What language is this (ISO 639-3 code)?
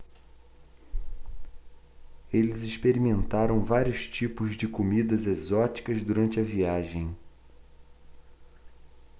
por